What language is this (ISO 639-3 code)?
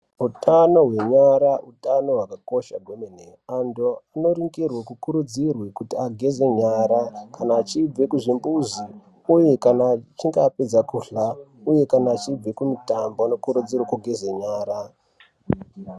ndc